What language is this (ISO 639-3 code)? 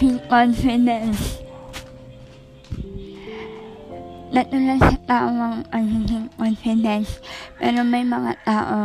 fil